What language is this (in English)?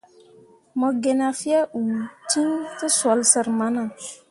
Mundang